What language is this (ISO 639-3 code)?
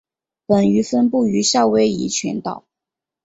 zho